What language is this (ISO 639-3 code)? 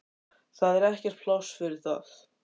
isl